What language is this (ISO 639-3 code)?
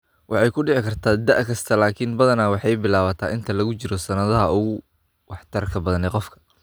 som